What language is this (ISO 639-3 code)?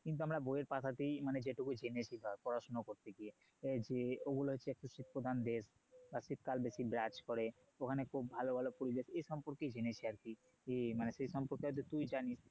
ben